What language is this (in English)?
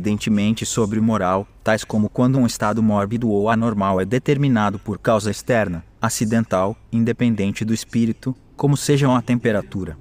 Portuguese